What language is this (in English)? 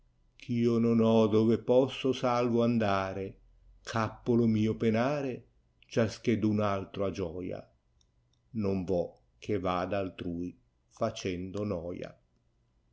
Italian